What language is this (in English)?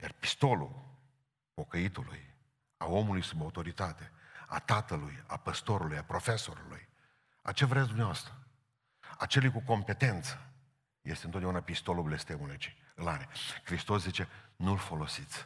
Romanian